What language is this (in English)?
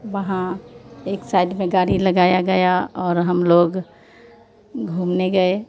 Hindi